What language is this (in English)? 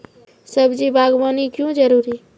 Maithili